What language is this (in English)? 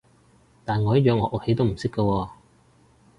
Cantonese